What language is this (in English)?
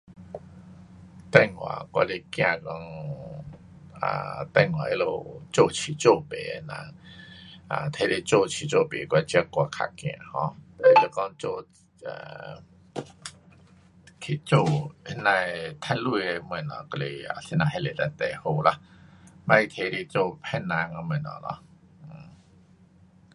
Pu-Xian Chinese